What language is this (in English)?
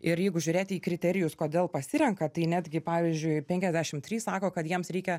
Lithuanian